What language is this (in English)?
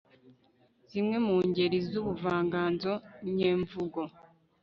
Kinyarwanda